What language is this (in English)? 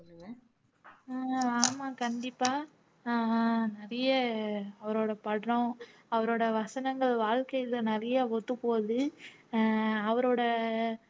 Tamil